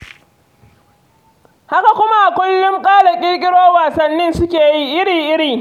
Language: Hausa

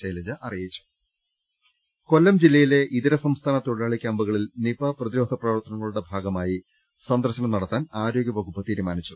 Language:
Malayalam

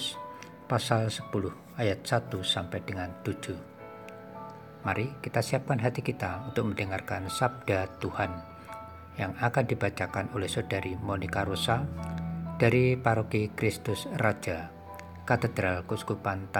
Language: Indonesian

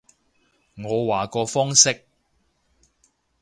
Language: Cantonese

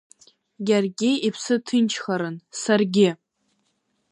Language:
Abkhazian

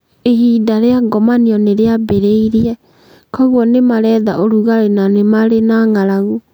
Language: Kikuyu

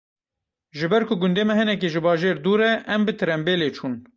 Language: Kurdish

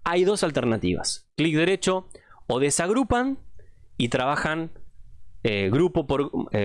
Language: Spanish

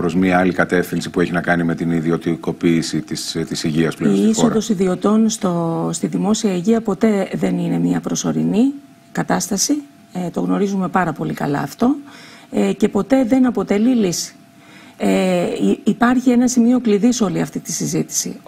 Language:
Greek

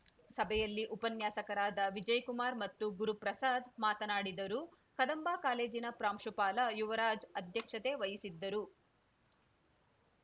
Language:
Kannada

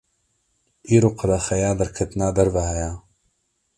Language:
Kurdish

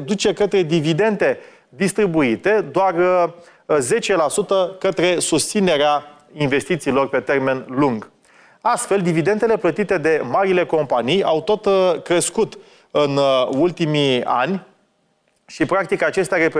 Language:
Romanian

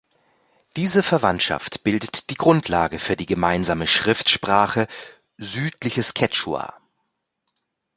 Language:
German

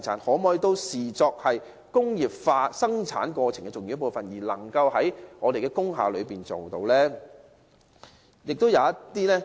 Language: Cantonese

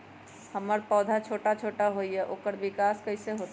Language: Magahi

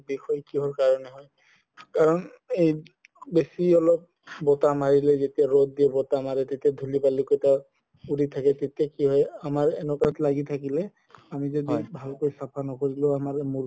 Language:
Assamese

